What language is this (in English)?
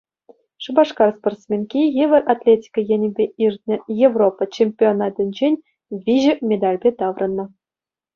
Chuvash